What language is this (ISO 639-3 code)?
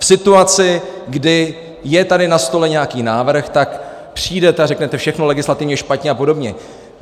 ces